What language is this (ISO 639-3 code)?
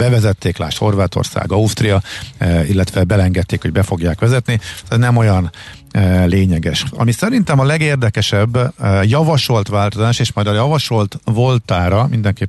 hun